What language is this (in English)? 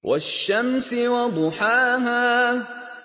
Arabic